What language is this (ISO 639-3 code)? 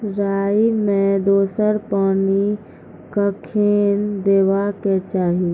mai